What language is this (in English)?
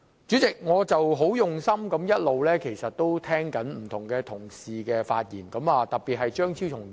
Cantonese